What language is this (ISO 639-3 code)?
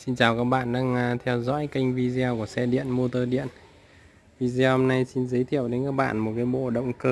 vie